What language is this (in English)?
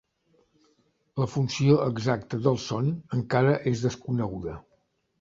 Catalan